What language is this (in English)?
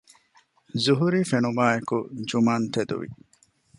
Divehi